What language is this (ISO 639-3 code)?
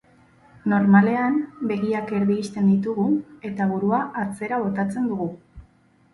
eus